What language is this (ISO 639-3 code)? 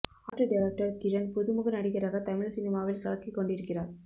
tam